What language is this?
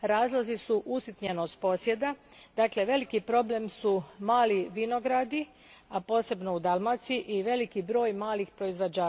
Croatian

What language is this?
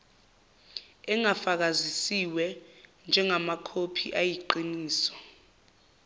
Zulu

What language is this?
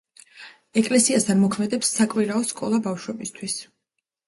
Georgian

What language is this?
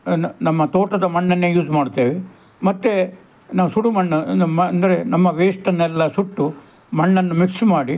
Kannada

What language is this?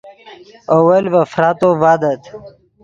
Yidgha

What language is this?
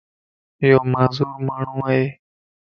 Lasi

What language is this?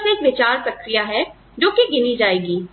Hindi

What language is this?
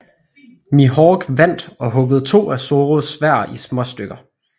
Danish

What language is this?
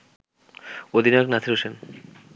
Bangla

